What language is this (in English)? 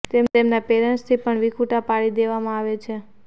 Gujarati